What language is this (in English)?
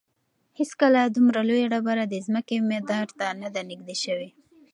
Pashto